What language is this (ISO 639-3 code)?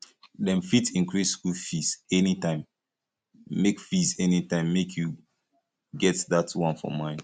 pcm